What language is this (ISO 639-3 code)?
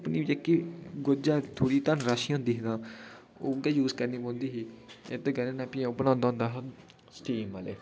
doi